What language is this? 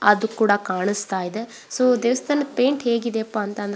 Kannada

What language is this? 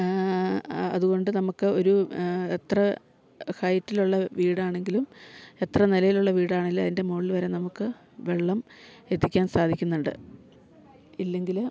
Malayalam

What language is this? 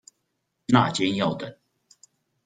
Chinese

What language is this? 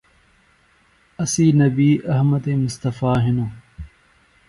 Phalura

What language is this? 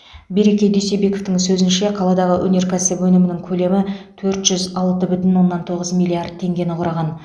Kazakh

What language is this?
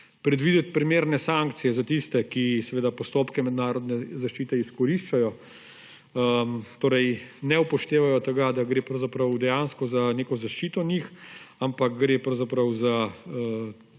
Slovenian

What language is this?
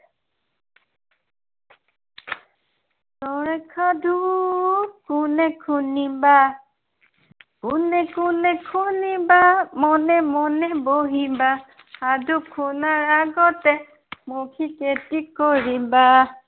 Assamese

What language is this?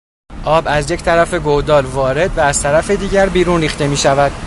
Persian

